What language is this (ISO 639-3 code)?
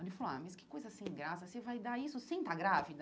por